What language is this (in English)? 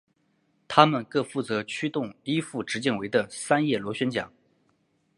Chinese